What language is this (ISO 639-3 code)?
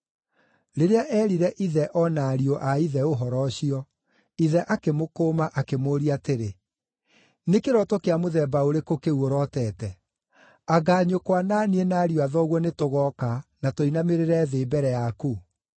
kik